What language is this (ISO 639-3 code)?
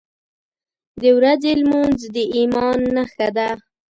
pus